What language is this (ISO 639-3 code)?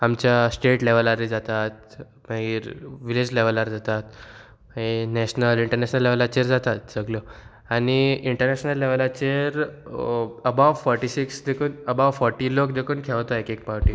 kok